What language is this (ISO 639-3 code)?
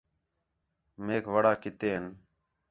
xhe